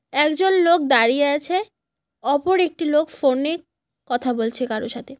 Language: Bangla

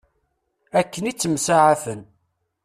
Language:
Kabyle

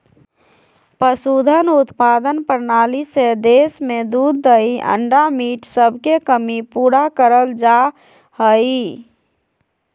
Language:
Magahi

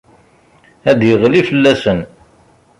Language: Kabyle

